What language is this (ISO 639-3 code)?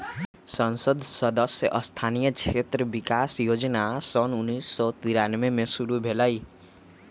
mag